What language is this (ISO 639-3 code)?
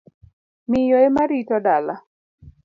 luo